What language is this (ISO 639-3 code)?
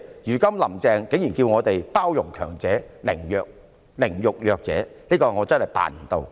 yue